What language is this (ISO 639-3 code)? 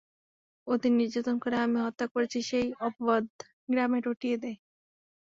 ben